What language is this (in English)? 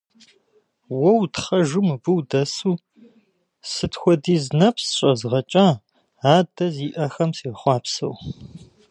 Kabardian